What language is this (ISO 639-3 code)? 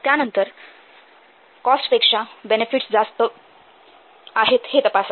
mar